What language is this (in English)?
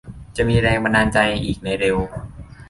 Thai